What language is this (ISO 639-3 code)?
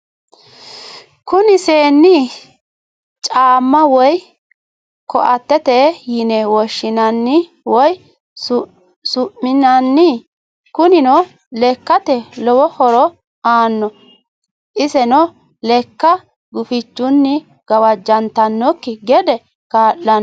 sid